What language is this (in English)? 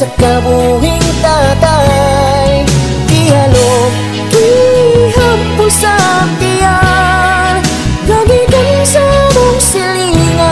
Thai